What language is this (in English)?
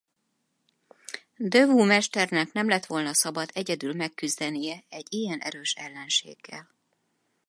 Hungarian